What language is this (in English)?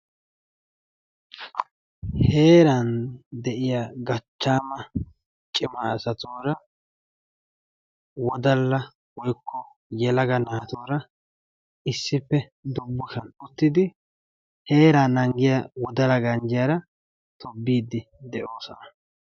Wolaytta